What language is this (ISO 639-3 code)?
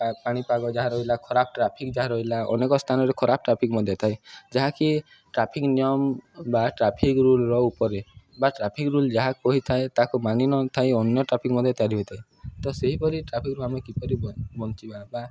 ori